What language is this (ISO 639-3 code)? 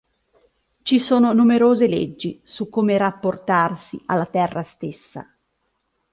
ita